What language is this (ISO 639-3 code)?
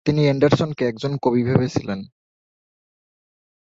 ben